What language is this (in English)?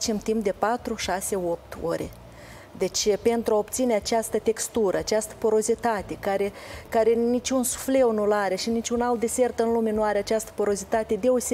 Romanian